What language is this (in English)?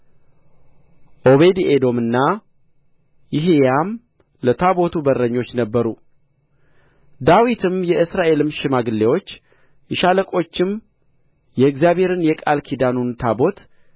Amharic